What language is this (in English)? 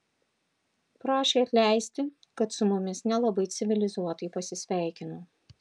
Lithuanian